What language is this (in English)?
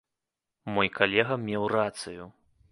Belarusian